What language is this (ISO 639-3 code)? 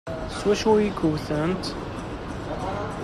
kab